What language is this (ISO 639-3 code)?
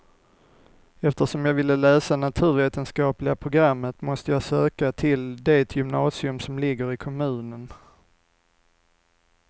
swe